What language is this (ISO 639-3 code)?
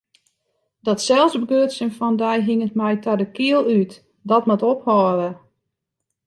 fry